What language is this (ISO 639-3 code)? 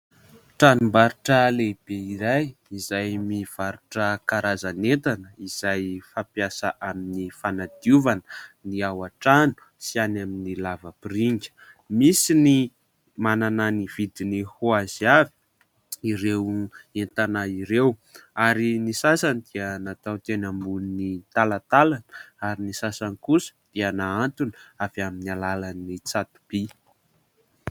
mlg